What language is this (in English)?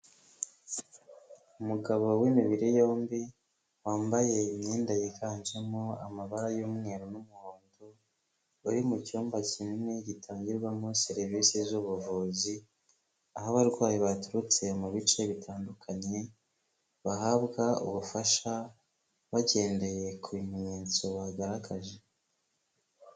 Kinyarwanda